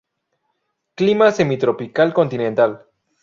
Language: Spanish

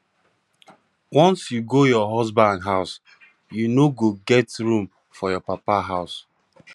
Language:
Nigerian Pidgin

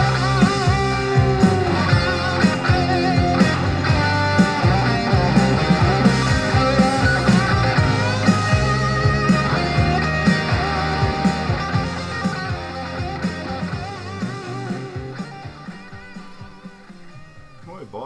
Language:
Swedish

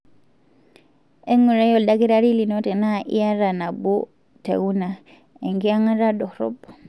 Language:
Masai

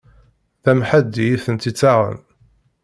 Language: Kabyle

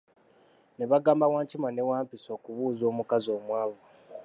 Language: Ganda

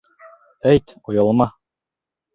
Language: Bashkir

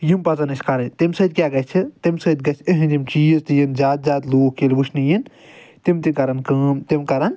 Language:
Kashmiri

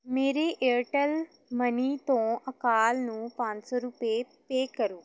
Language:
Punjabi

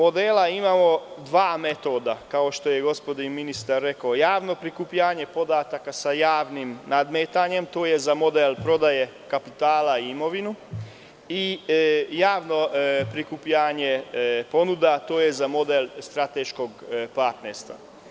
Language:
Serbian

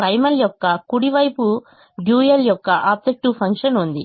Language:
Telugu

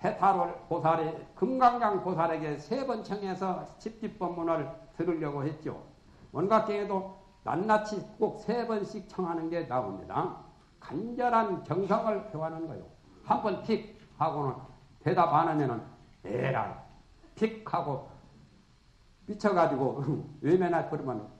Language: Korean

